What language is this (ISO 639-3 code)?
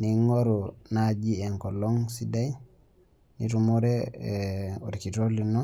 mas